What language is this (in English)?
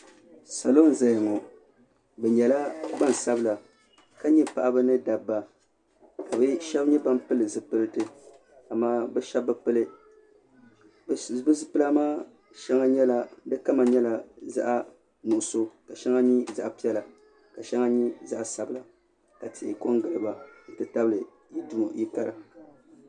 Dagbani